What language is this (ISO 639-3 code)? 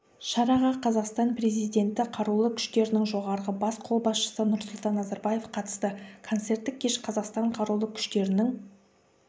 kaz